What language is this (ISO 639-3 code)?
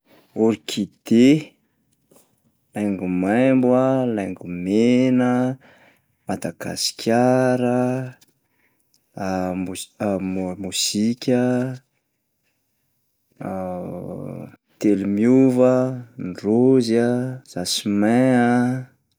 mlg